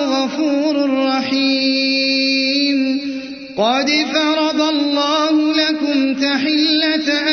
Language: Arabic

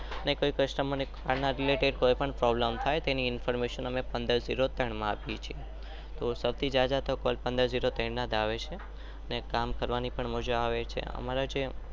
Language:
Gujarati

